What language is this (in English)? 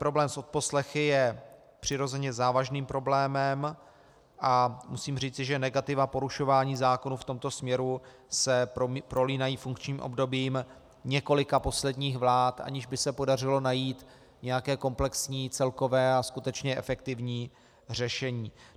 Czech